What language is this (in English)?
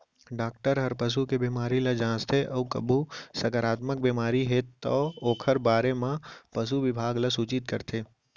Chhattisgarhi